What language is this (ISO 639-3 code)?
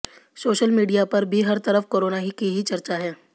hin